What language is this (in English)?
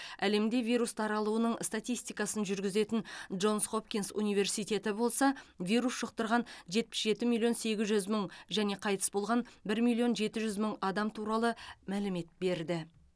Kazakh